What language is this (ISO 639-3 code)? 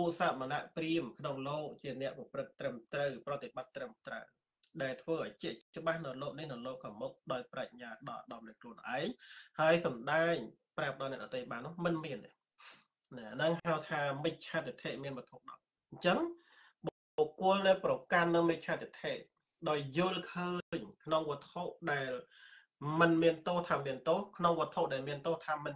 tha